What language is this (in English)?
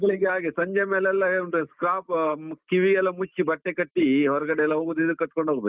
Kannada